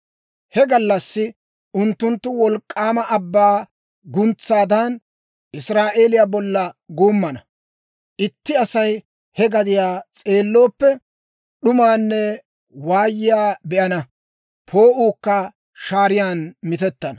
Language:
Dawro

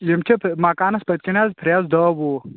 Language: Kashmiri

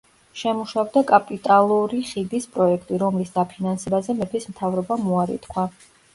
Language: Georgian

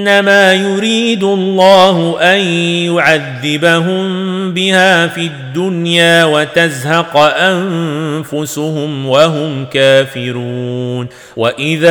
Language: Arabic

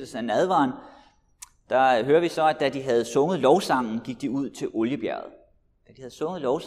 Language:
Danish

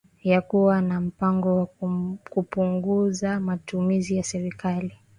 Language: Swahili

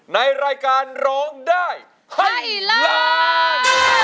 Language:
Thai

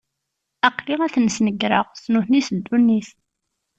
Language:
Kabyle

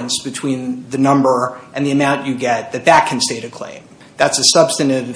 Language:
English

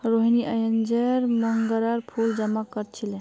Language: Magahi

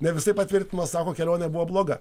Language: Lithuanian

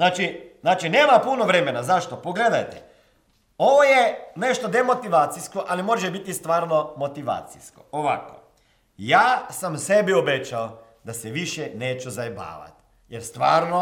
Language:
Croatian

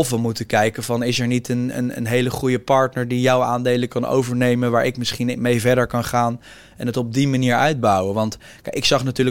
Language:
Dutch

